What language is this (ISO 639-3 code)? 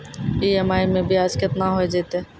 mai